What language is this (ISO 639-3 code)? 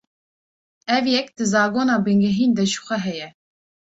kur